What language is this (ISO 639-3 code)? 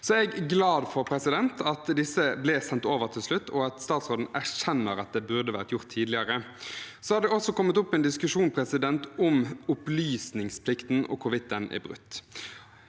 nor